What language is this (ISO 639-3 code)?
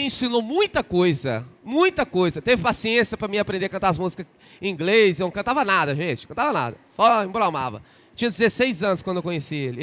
por